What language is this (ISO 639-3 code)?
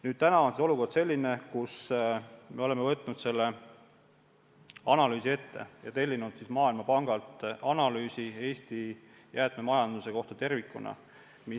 est